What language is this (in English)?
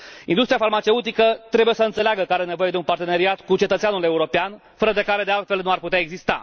Romanian